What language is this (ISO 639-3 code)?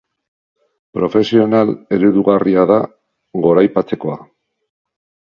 eus